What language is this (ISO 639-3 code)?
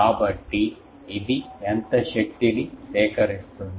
tel